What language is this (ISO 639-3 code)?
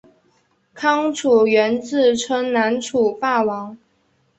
zho